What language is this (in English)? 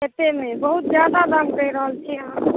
Maithili